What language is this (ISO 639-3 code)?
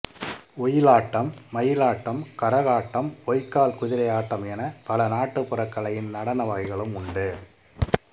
tam